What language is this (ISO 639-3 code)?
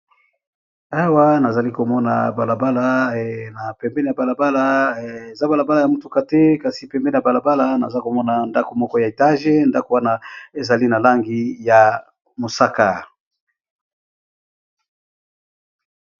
lin